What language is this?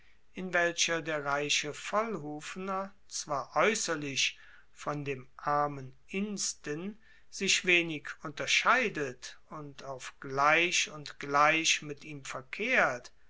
German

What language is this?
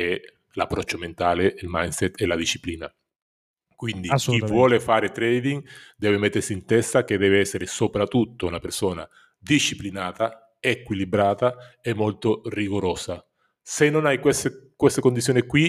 Italian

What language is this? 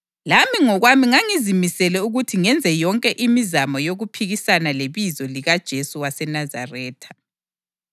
North Ndebele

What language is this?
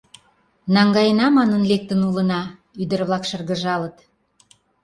Mari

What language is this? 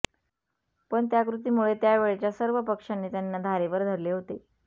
Marathi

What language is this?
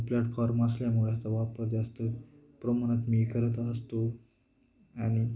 Marathi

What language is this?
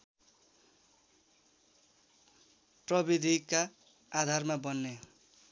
Nepali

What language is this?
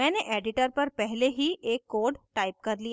Hindi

